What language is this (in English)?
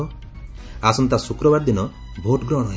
Odia